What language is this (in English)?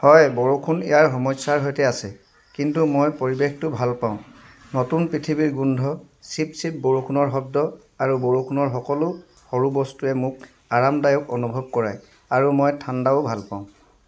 Assamese